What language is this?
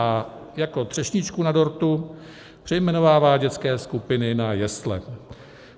Czech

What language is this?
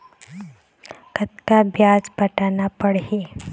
Chhattisgarhi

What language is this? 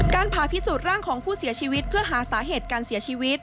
Thai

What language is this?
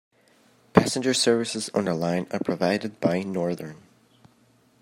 English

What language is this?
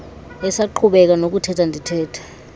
Xhosa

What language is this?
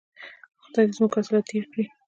Pashto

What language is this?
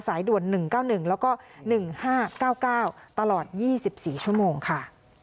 Thai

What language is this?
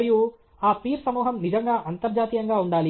Telugu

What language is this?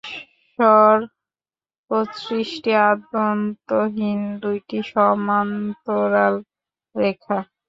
Bangla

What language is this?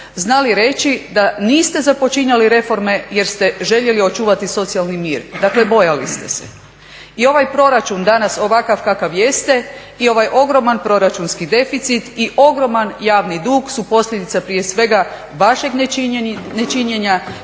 Croatian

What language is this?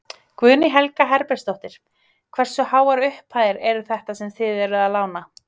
Icelandic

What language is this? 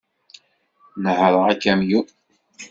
Kabyle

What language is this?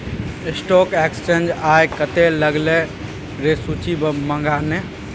Maithili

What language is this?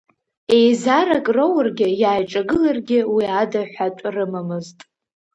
Abkhazian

